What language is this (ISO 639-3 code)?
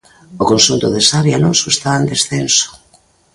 glg